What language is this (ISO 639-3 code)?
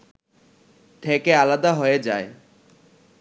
ben